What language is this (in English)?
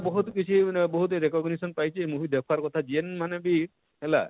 Odia